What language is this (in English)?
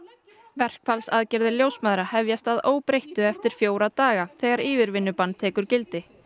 Icelandic